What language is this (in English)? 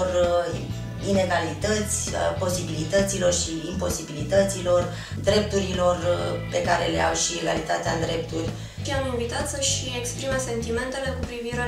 Romanian